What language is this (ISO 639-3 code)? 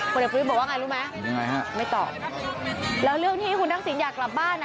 tha